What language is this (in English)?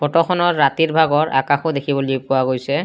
Assamese